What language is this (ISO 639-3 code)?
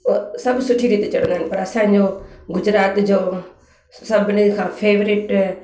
snd